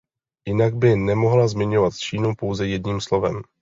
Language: Czech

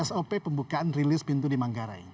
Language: Indonesian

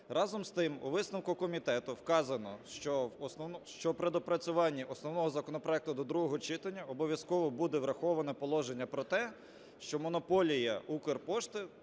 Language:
Ukrainian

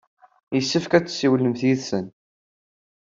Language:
Kabyle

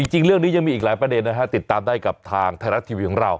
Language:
Thai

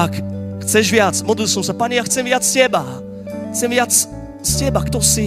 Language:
Slovak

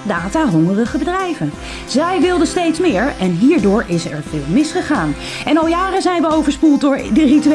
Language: Dutch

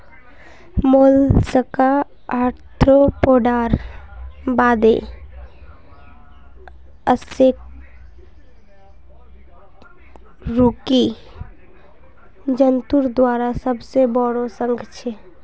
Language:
Magahi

